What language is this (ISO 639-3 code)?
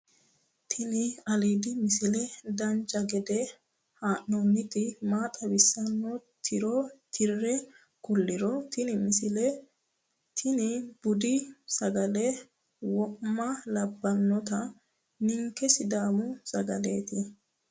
sid